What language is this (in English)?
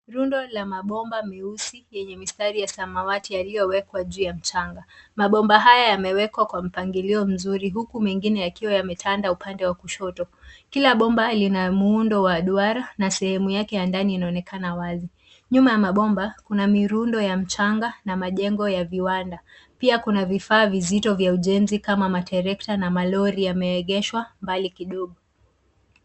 Swahili